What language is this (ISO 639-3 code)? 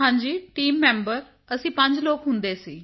pan